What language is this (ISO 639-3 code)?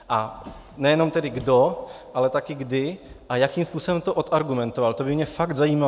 ces